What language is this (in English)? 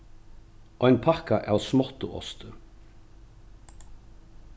Faroese